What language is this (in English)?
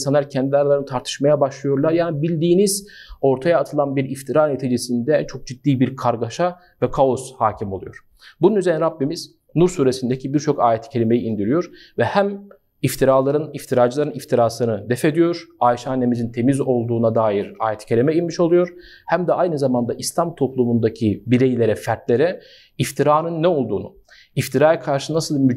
Turkish